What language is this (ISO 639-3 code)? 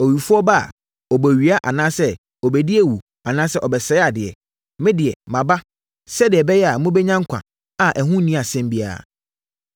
aka